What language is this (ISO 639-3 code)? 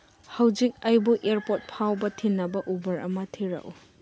mni